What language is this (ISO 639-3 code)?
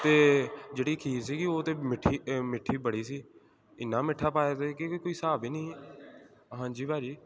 pan